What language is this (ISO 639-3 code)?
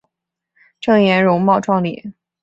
zho